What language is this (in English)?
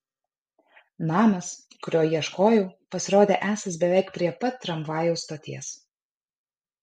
Lithuanian